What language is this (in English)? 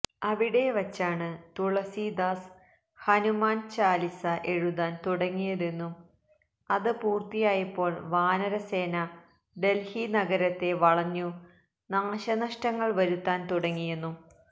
Malayalam